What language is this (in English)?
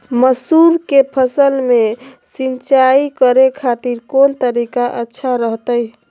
Magahi